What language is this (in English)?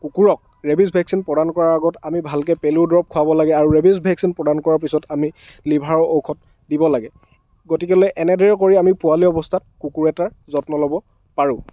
Assamese